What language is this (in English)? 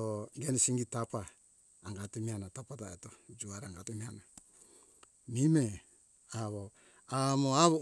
Hunjara-Kaina Ke